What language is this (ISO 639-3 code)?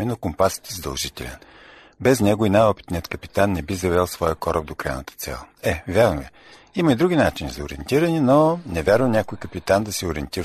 bul